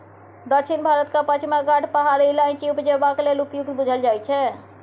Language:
Maithili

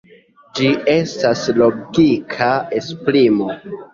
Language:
Esperanto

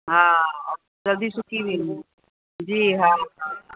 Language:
Sindhi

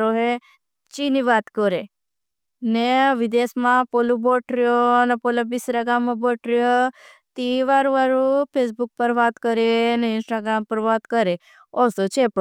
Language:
Bhili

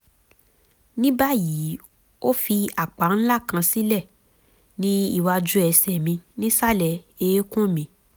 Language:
Yoruba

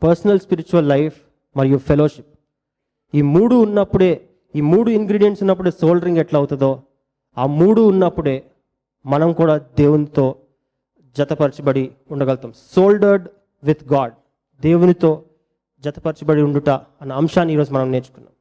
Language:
Telugu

